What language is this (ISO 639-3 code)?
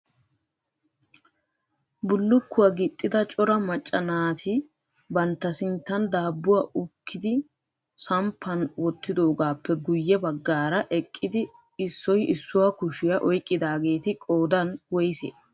wal